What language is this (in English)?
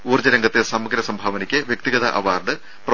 Malayalam